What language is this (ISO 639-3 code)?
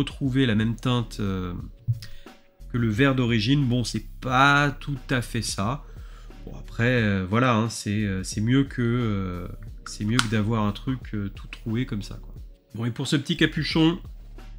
fra